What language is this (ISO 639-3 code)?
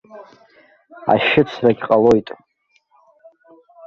abk